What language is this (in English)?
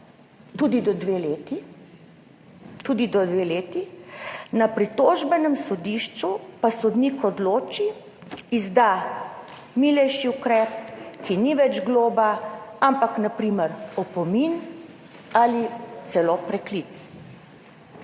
Slovenian